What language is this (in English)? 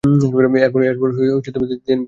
Bangla